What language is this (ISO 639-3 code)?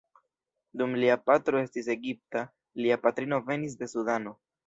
epo